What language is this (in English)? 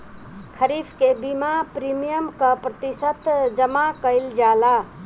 Bhojpuri